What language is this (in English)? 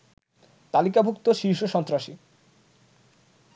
Bangla